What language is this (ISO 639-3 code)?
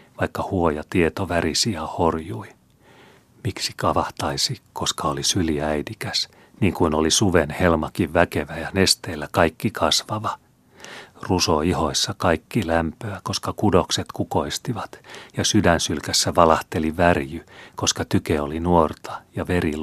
fin